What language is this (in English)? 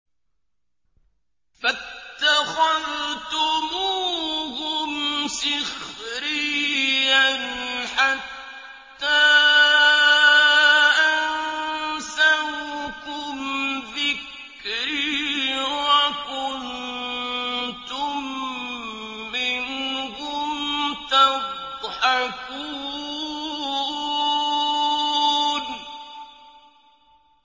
Arabic